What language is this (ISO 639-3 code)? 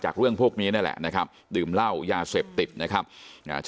tha